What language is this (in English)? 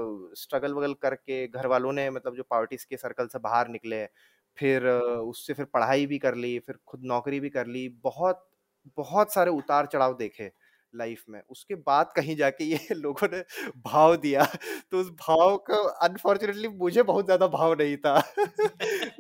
Hindi